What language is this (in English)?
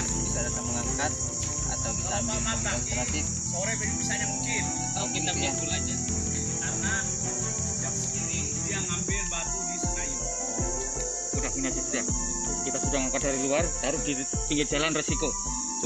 Indonesian